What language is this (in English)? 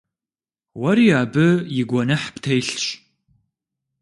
Kabardian